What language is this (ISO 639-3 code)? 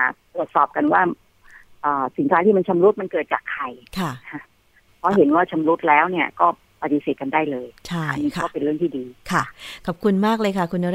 tha